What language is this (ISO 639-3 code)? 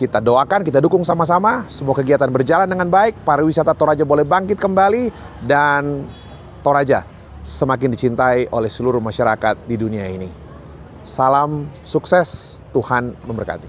ind